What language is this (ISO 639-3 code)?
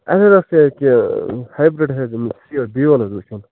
kas